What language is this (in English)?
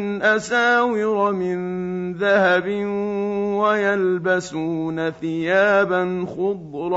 Arabic